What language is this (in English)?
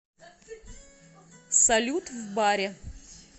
Russian